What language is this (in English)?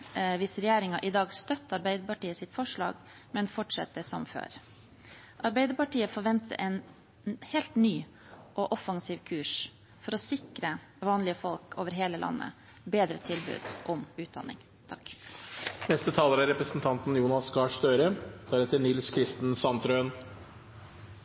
Norwegian Bokmål